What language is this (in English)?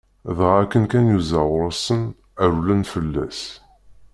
Kabyle